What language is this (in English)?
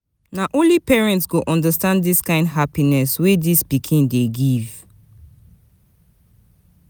Nigerian Pidgin